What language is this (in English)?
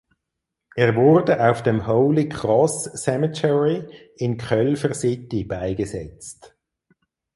German